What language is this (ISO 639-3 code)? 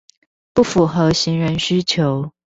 zho